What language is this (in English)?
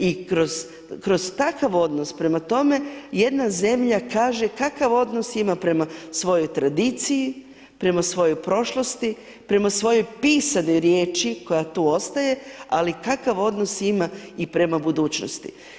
Croatian